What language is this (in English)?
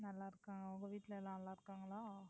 Tamil